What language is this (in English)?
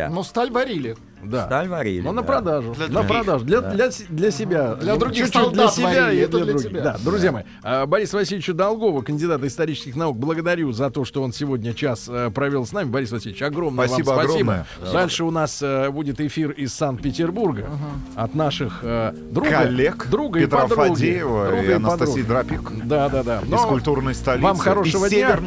Russian